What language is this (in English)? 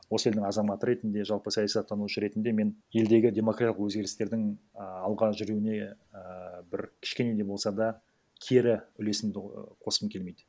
Kazakh